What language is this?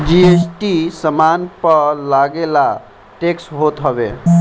Bhojpuri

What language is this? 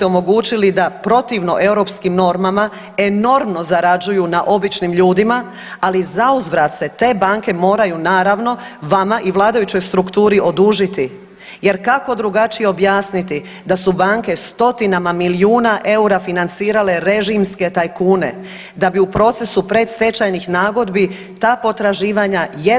Croatian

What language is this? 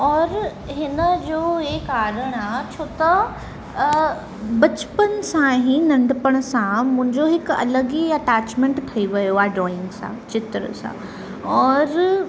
Sindhi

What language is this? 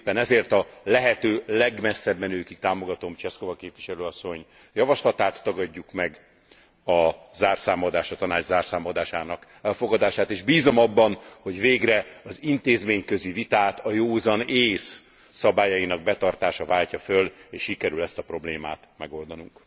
Hungarian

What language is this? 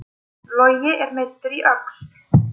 Icelandic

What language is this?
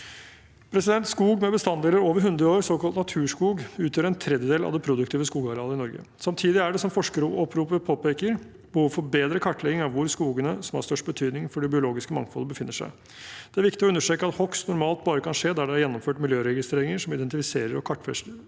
Norwegian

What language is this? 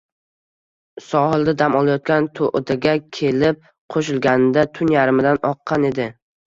Uzbek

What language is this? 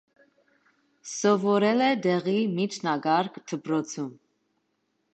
Armenian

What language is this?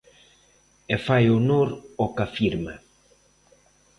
Galician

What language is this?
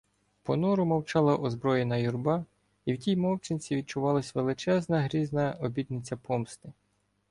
Ukrainian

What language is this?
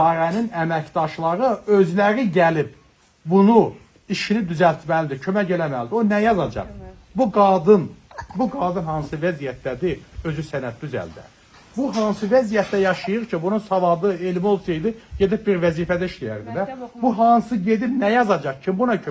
Turkish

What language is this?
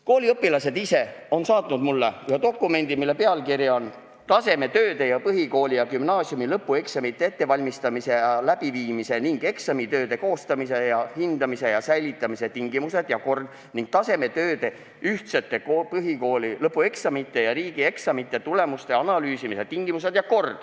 Estonian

